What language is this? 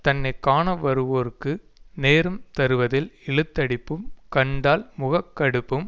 Tamil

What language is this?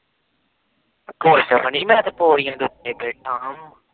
Punjabi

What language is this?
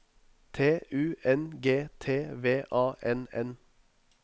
Norwegian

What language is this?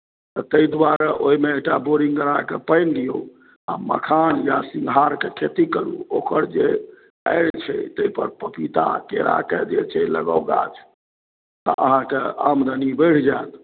Maithili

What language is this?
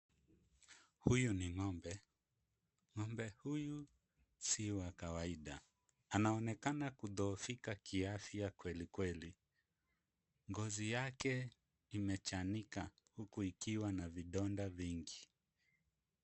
Swahili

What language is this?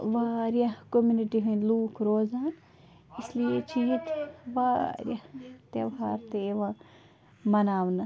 Kashmiri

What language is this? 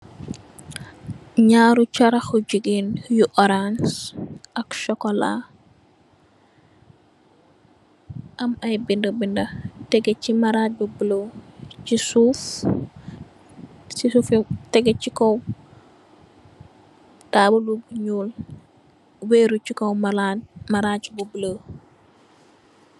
Wolof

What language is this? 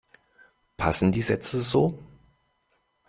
German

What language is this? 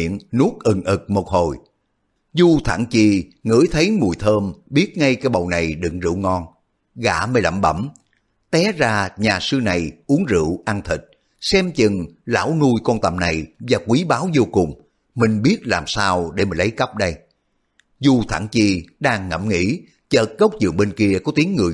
Vietnamese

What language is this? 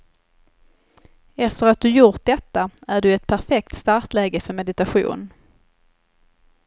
Swedish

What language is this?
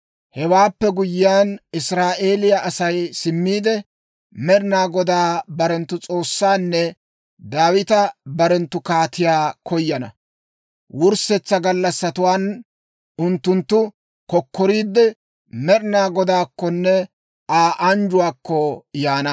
Dawro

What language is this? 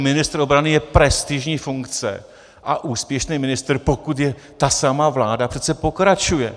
Czech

